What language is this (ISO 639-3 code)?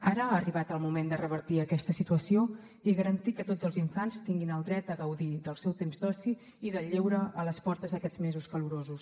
cat